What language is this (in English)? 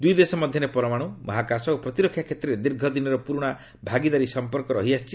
Odia